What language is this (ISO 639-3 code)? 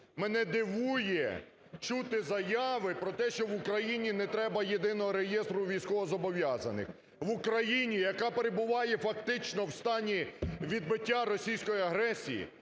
ukr